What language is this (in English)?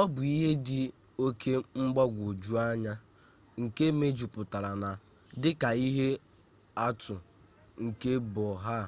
Igbo